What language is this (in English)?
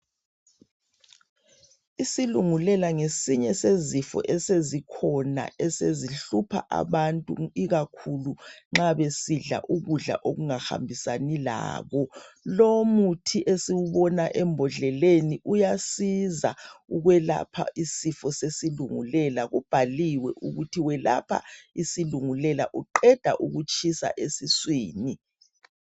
North Ndebele